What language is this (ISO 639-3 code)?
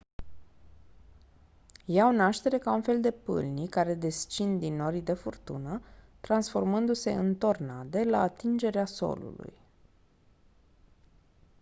ron